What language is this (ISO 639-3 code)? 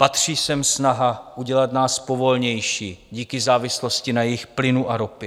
ces